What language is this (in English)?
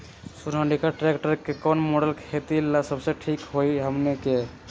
Magahi